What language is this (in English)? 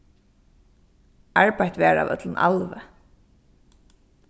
Faroese